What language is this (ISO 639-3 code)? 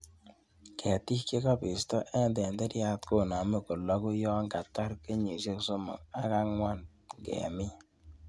kln